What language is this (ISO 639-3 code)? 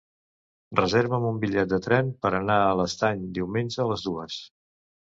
cat